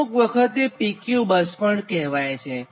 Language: Gujarati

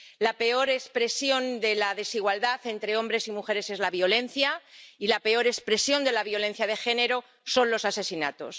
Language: Spanish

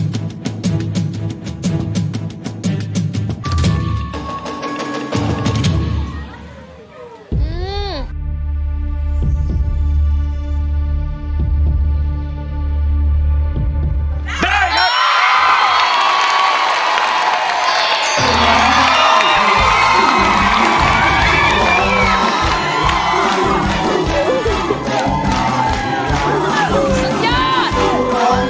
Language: Thai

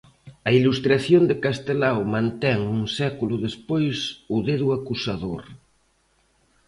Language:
Galician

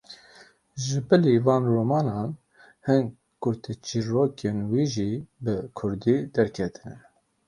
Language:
Kurdish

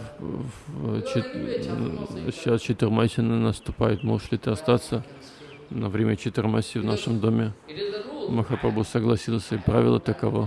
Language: Russian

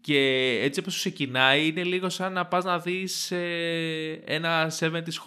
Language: Greek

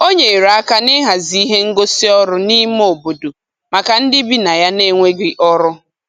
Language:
Igbo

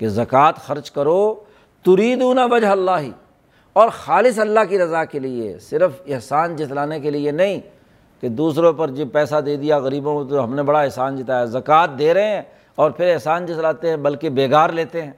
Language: Urdu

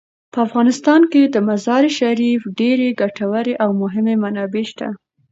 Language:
Pashto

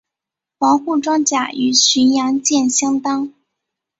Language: Chinese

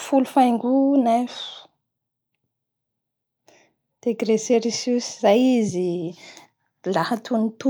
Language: Bara Malagasy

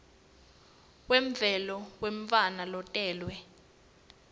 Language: Swati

